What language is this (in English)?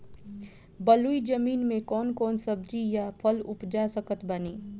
Bhojpuri